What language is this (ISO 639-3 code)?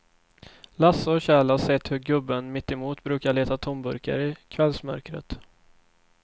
swe